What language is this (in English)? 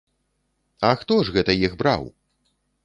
Belarusian